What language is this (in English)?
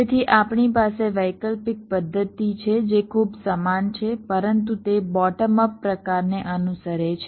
Gujarati